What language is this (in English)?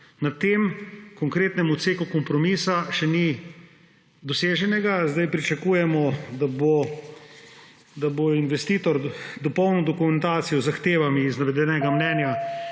Slovenian